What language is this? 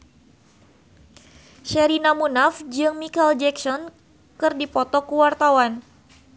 Sundanese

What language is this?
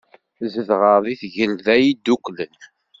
Kabyle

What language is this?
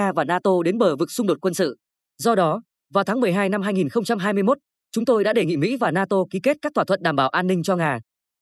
Vietnamese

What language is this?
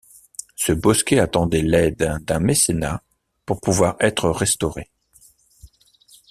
French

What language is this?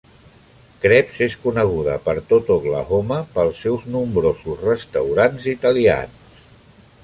Catalan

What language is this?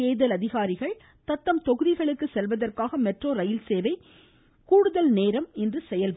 Tamil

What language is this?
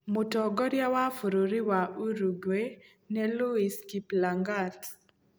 Kikuyu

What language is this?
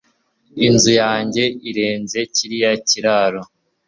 Kinyarwanda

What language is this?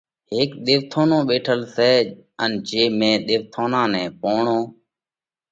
Parkari Koli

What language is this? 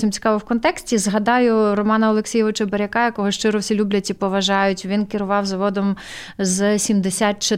Ukrainian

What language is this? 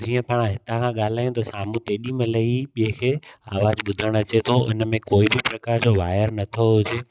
Sindhi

